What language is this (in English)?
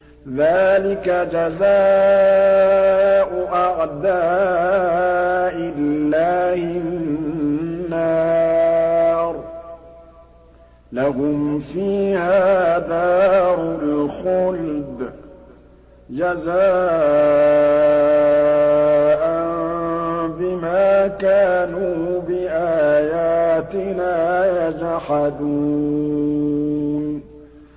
Arabic